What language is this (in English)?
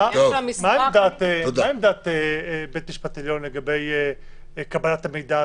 Hebrew